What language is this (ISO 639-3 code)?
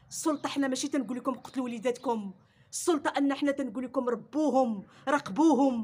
ara